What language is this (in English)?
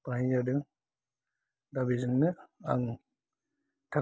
Bodo